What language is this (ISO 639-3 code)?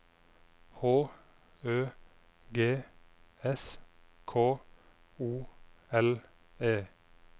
nor